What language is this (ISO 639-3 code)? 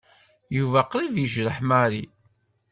kab